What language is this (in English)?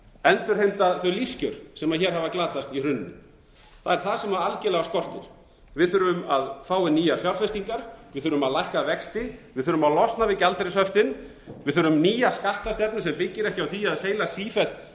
Icelandic